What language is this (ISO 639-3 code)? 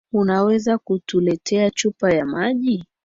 swa